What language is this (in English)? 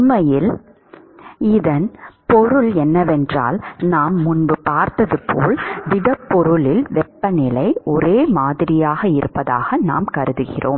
Tamil